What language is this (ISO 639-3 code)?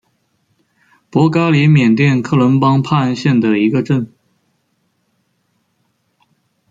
zho